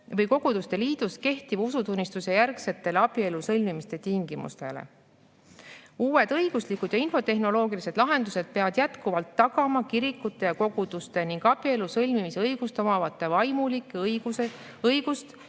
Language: Estonian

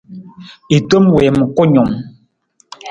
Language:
Nawdm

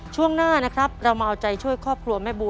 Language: Thai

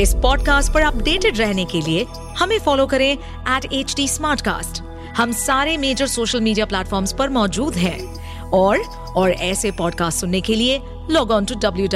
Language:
Hindi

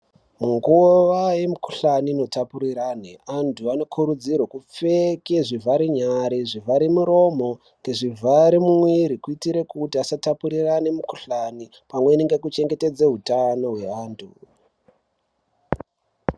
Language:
Ndau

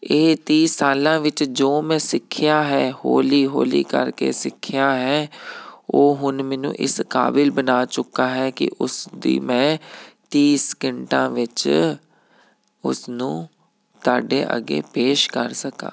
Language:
Punjabi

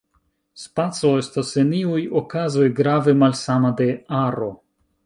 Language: Esperanto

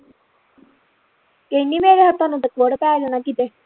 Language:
Punjabi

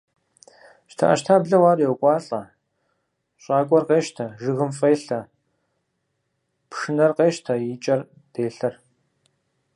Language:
Kabardian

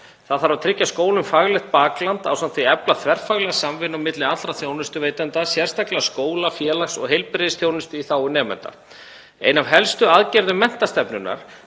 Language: Icelandic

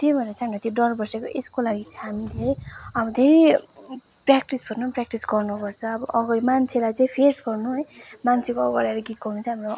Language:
Nepali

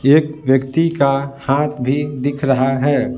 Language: Hindi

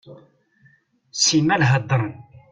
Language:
Kabyle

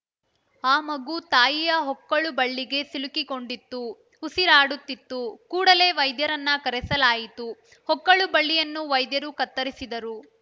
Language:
Kannada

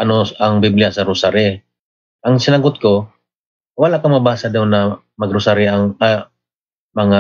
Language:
Filipino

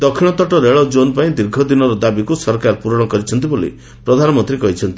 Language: Odia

